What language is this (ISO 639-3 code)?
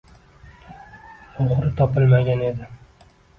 uzb